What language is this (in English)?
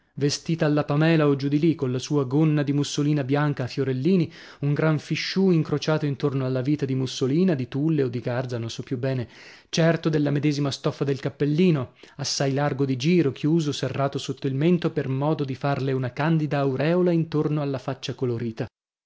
Italian